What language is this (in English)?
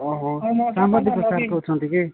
Odia